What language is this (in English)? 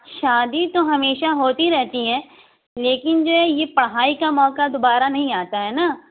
Urdu